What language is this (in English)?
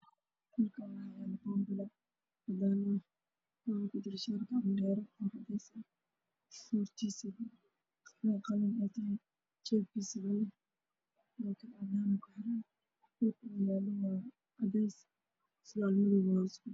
Somali